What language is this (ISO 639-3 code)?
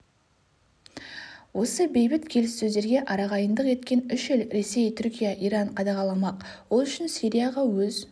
kaz